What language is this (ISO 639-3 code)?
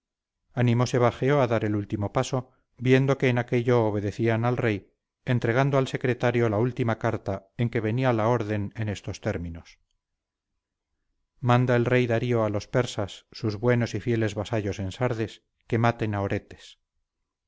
spa